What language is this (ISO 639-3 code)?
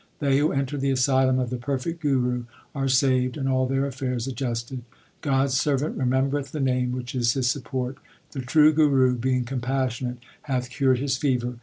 eng